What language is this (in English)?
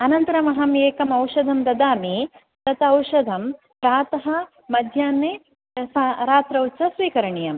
Sanskrit